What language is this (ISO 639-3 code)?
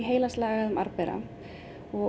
isl